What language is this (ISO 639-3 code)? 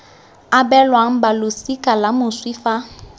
tsn